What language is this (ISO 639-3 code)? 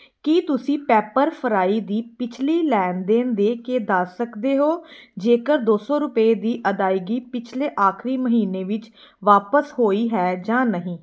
pan